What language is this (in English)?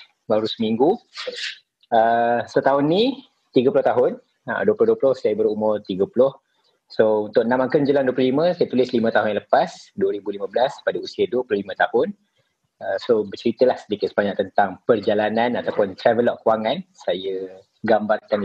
Malay